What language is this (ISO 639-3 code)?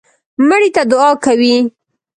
pus